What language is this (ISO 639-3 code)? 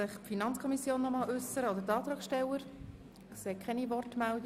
gsw